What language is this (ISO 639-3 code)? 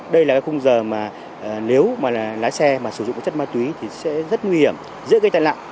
vie